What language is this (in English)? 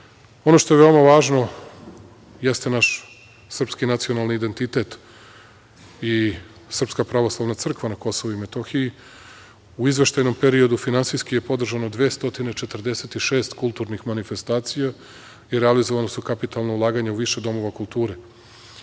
Serbian